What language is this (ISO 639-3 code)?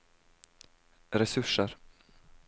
nor